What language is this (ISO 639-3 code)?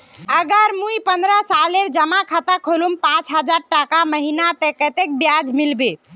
mag